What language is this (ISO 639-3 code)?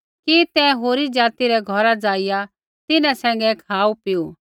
kfx